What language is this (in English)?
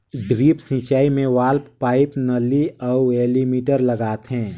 Chhattisgarhi